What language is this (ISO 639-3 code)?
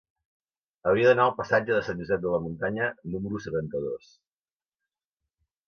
cat